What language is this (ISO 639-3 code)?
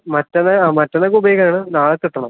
mal